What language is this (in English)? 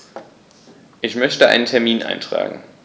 German